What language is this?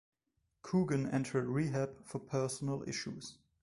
English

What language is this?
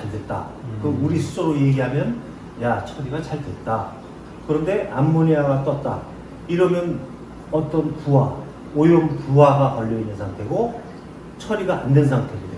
Korean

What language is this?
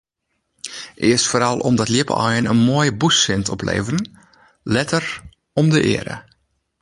Western Frisian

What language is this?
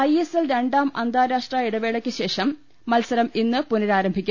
Malayalam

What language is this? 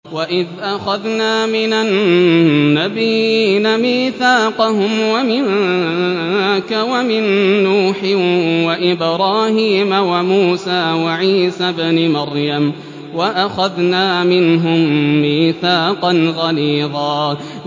Arabic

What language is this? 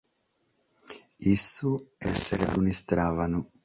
Sardinian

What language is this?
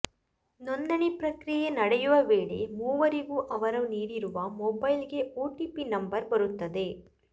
Kannada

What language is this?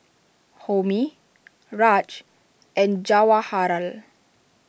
English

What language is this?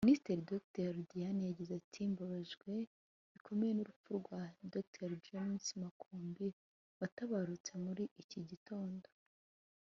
Kinyarwanda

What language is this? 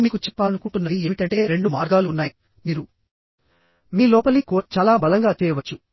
Telugu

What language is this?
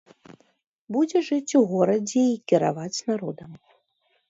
Belarusian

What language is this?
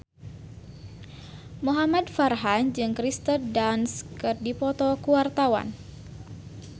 Sundanese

